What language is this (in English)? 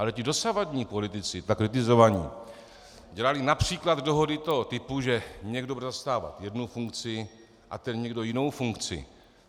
Czech